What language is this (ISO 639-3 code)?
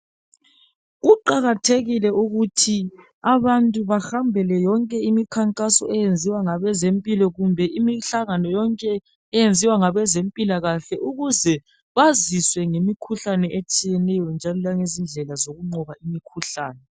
nde